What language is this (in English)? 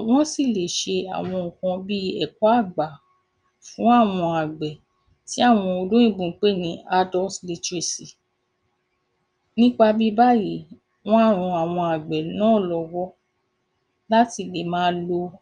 Yoruba